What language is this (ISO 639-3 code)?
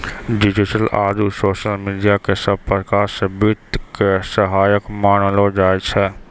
mai